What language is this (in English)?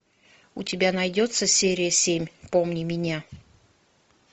Russian